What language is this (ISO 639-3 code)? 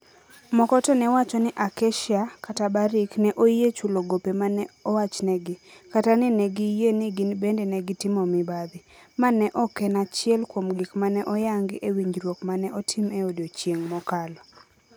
luo